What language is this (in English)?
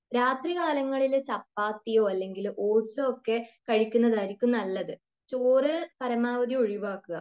Malayalam